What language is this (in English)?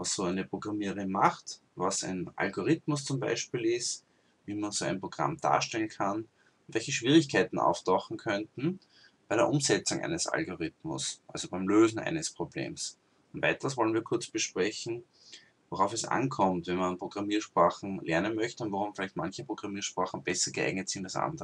German